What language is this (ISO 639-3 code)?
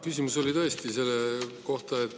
est